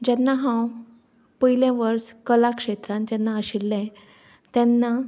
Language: Konkani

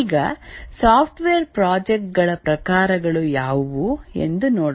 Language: Kannada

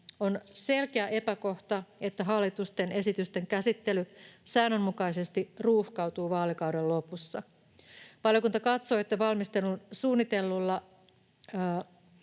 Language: Finnish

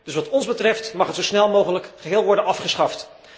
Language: Dutch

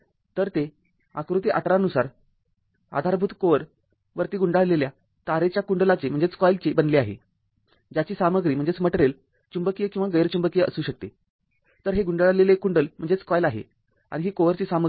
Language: Marathi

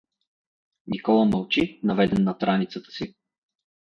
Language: Bulgarian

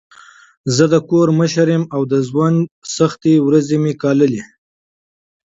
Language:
Pashto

